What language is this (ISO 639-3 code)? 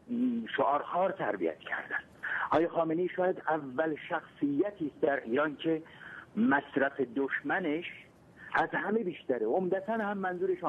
fas